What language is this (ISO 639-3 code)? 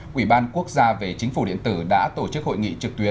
vie